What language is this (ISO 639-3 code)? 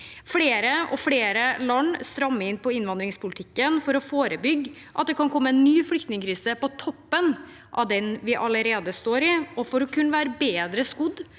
nor